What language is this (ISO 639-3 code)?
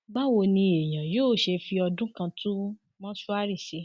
yor